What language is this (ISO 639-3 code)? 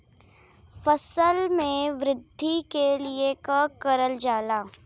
bho